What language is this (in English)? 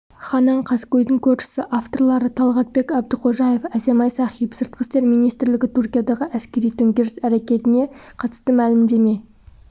Kazakh